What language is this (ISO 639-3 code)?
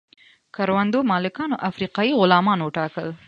pus